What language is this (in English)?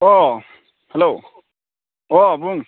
Bodo